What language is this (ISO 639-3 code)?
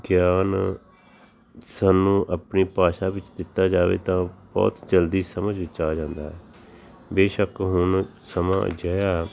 pan